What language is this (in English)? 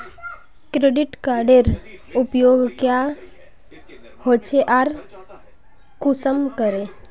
Magahi